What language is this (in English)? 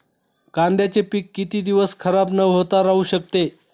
Marathi